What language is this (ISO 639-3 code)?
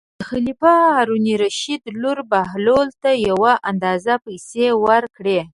pus